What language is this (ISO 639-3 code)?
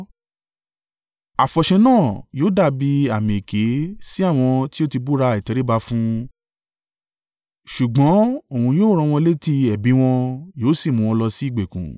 yor